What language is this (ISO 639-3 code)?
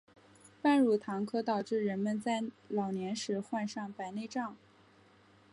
zho